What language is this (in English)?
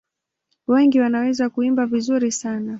Swahili